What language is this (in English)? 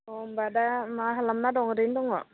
Bodo